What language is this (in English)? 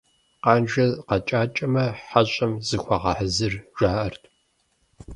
Kabardian